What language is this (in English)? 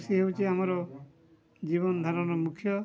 Odia